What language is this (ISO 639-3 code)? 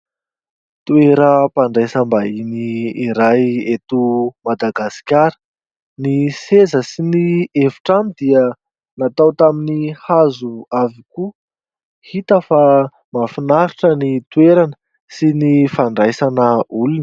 mlg